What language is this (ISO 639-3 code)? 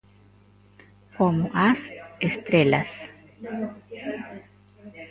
glg